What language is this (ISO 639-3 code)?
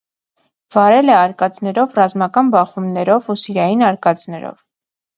hye